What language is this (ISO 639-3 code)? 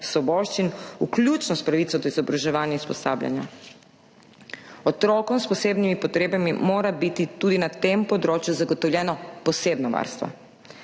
slv